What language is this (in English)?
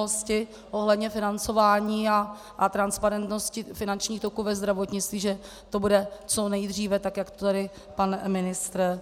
Czech